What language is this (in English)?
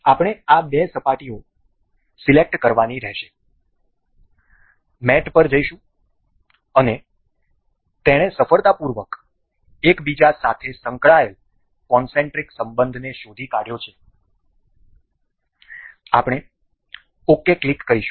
Gujarati